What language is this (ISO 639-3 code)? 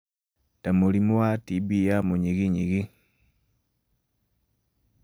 kik